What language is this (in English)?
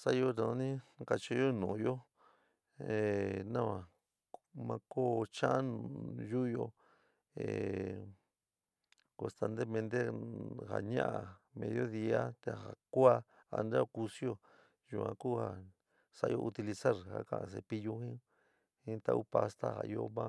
San Miguel El Grande Mixtec